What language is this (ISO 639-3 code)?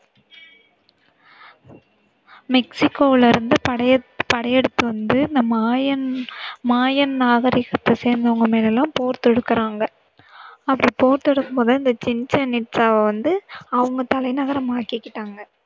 tam